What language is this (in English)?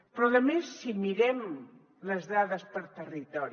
Catalan